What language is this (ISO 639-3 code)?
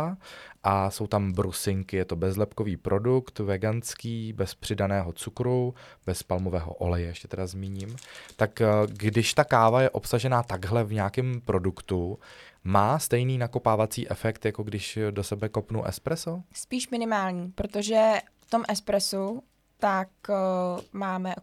ces